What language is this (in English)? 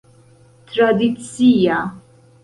Esperanto